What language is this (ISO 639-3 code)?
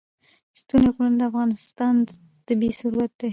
pus